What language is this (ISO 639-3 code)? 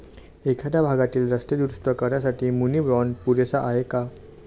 mar